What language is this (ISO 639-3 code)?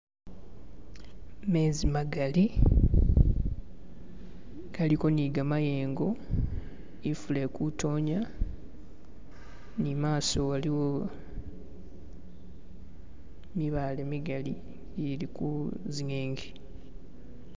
myx